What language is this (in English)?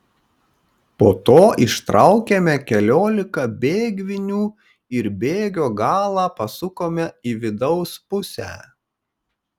Lithuanian